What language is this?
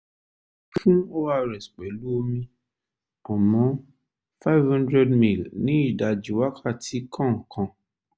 Yoruba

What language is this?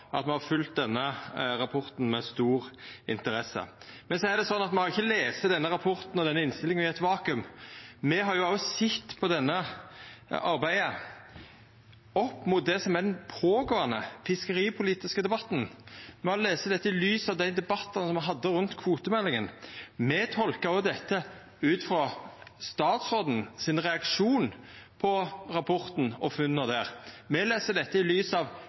Norwegian Nynorsk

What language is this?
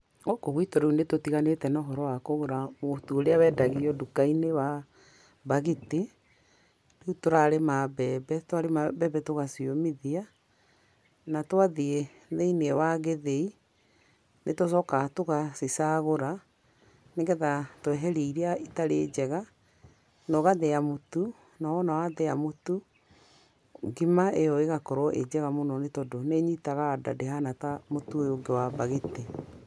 Kikuyu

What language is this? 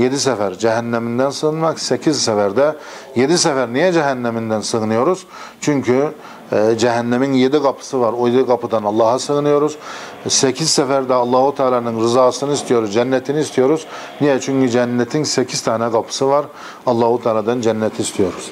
Turkish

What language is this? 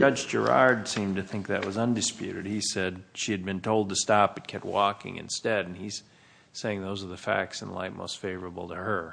English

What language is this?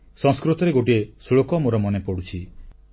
Odia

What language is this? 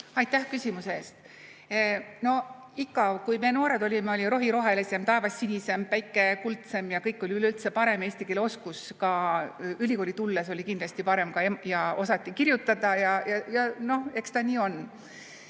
Estonian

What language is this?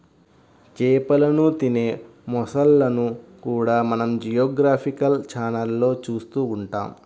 Telugu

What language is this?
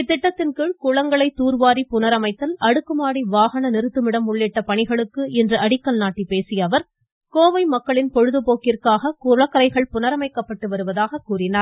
Tamil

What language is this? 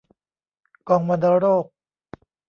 Thai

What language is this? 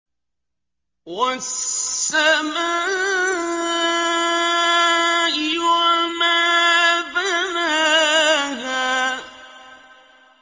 Arabic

